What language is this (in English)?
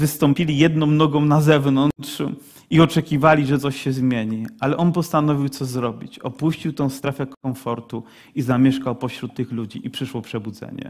Polish